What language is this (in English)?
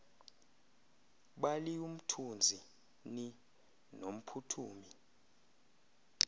Xhosa